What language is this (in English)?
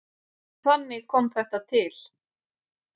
Icelandic